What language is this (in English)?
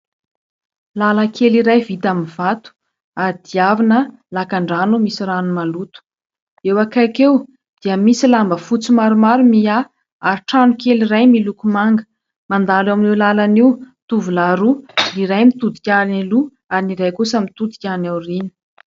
Malagasy